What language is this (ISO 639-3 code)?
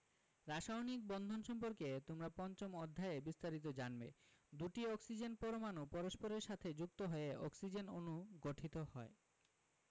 ben